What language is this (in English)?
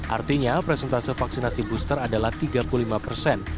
Indonesian